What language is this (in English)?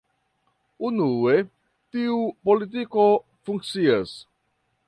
Esperanto